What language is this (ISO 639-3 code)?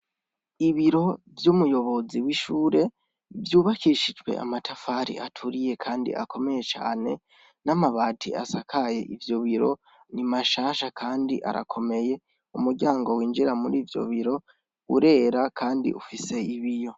run